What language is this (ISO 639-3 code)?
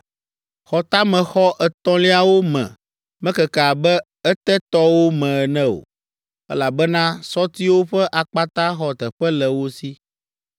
ewe